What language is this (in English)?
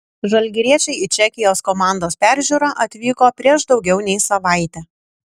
Lithuanian